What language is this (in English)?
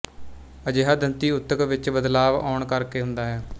Punjabi